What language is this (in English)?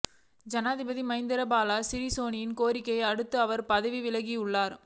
Tamil